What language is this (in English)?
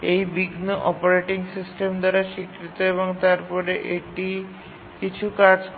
Bangla